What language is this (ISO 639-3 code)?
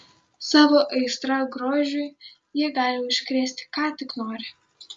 lit